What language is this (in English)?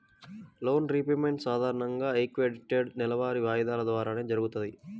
Telugu